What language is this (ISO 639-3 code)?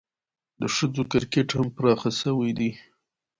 pus